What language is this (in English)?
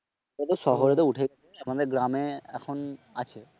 Bangla